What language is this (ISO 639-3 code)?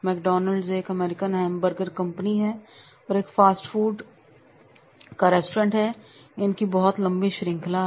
hin